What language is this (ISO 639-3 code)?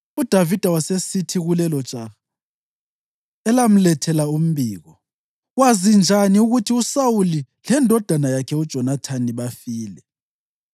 nde